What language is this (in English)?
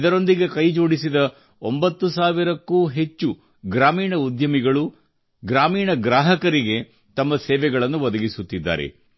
Kannada